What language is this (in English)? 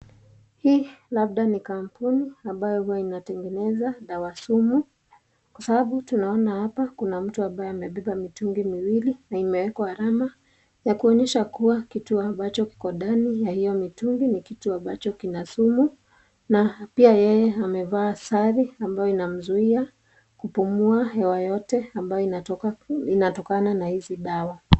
Swahili